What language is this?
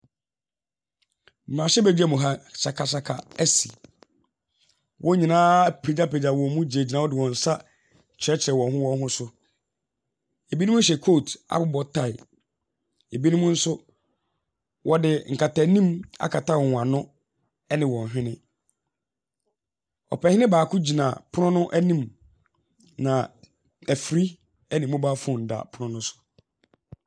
Akan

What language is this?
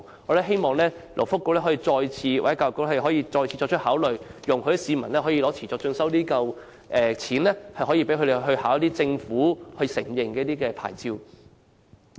Cantonese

